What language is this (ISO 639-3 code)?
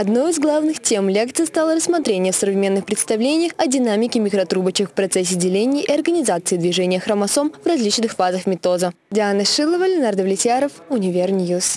rus